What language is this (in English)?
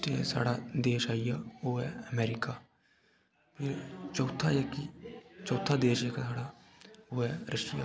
Dogri